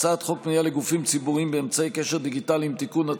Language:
Hebrew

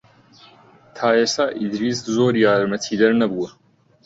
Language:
Central Kurdish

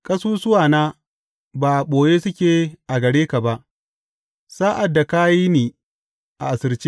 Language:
Hausa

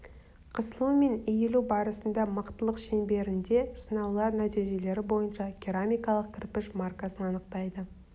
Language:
Kazakh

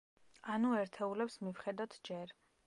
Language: Georgian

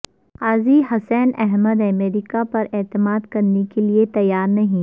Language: Urdu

